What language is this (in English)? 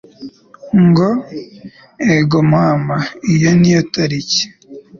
Kinyarwanda